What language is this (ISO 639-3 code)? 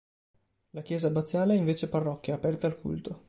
ita